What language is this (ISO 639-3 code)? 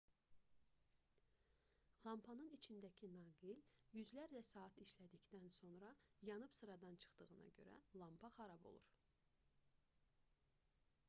aze